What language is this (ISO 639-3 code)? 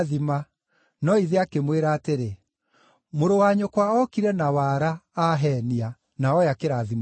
kik